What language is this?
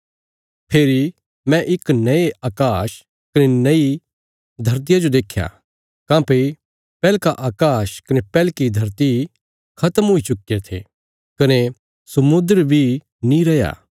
Bilaspuri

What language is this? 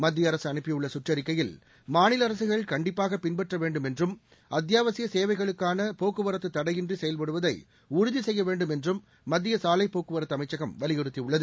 Tamil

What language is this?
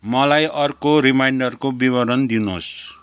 Nepali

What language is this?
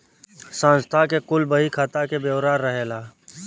Bhojpuri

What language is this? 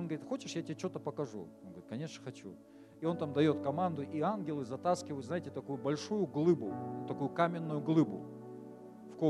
Russian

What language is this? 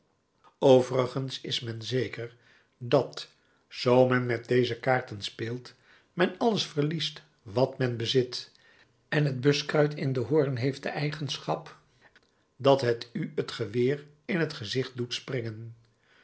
Dutch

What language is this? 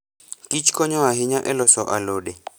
Luo (Kenya and Tanzania)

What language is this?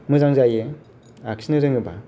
Bodo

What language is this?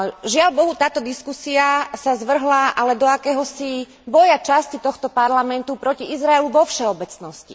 Slovak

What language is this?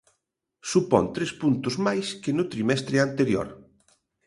Galician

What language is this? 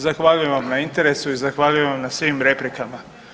Croatian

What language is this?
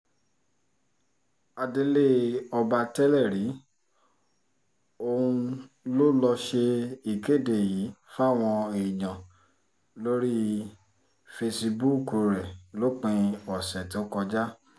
Yoruba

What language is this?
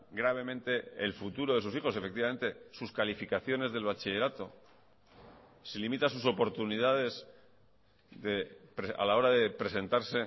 Spanish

